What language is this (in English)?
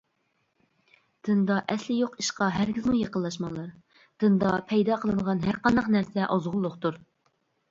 Uyghur